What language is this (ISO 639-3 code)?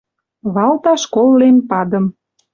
mrj